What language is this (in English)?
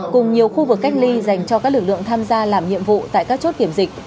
Vietnamese